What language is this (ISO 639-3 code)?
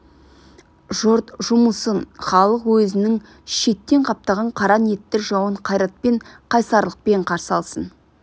kaz